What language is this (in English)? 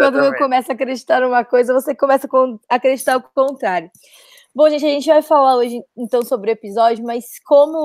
Portuguese